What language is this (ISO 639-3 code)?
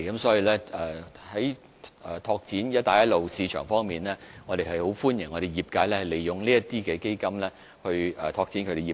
yue